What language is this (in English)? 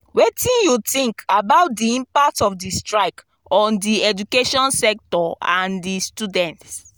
Nigerian Pidgin